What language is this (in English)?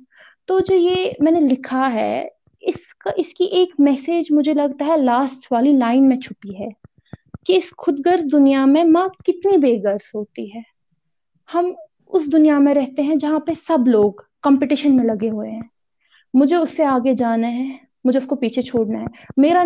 Urdu